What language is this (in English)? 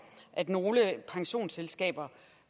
Danish